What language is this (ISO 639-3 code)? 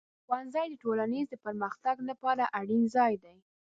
pus